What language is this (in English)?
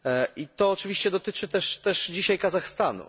Polish